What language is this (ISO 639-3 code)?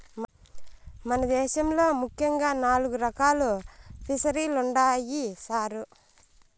tel